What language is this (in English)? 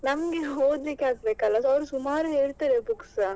Kannada